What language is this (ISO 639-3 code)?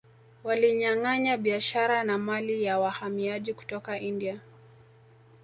swa